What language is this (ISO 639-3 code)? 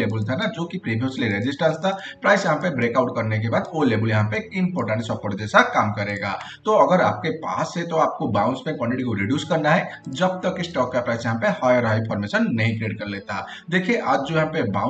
hin